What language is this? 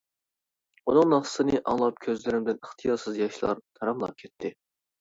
Uyghur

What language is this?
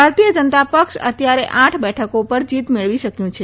Gujarati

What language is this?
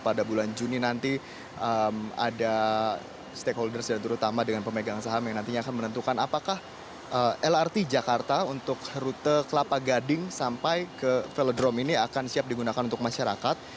Indonesian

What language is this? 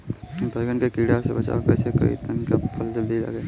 Bhojpuri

